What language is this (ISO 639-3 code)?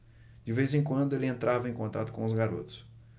por